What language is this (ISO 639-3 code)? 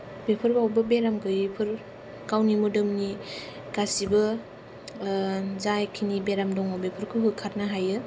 brx